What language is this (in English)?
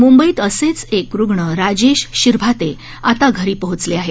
Marathi